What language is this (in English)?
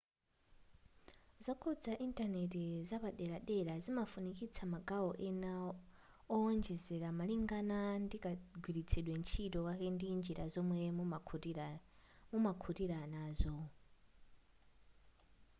Nyanja